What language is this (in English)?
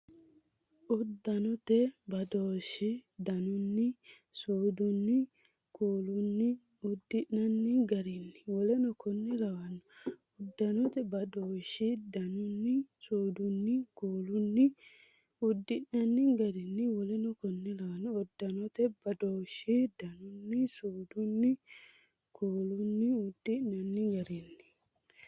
Sidamo